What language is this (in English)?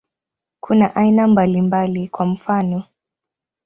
Swahili